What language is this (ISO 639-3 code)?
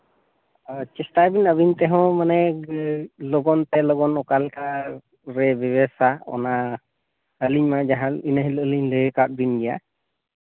sat